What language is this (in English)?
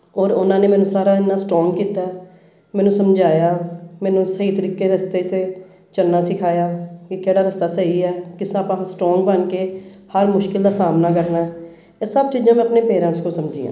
Punjabi